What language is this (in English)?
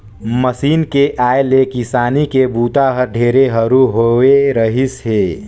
Chhattisgarhi